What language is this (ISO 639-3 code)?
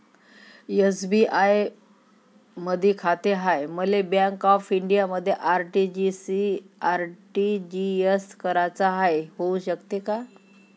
mar